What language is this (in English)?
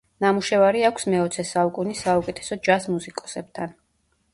Georgian